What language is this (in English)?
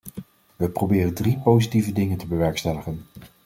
Dutch